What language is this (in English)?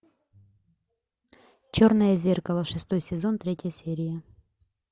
Russian